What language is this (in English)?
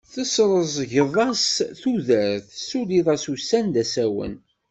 Kabyle